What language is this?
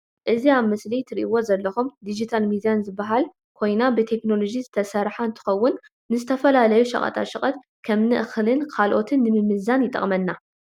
Tigrinya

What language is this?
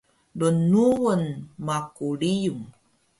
Taroko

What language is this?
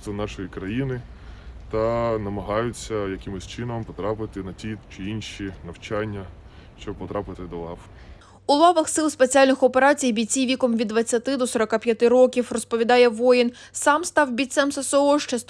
Ukrainian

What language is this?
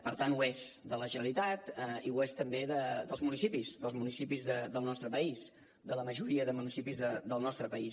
Catalan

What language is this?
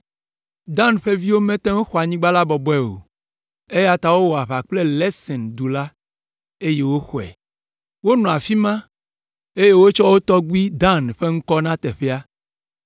Ewe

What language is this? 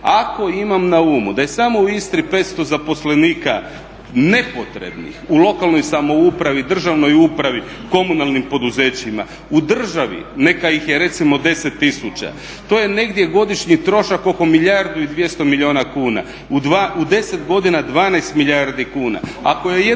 Croatian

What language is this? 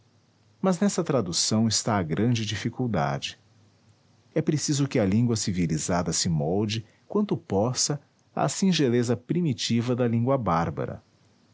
Portuguese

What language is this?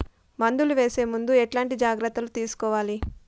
Telugu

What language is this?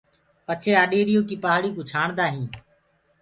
Gurgula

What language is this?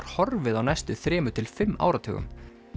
Icelandic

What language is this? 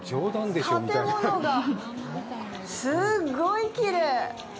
Japanese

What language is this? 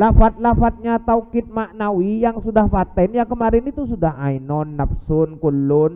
Indonesian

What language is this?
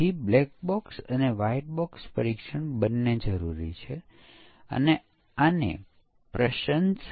Gujarati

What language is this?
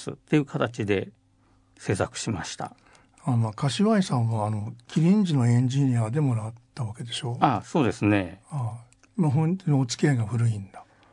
Japanese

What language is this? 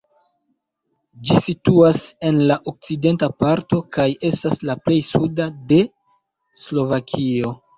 Esperanto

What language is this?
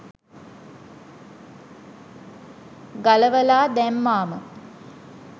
Sinhala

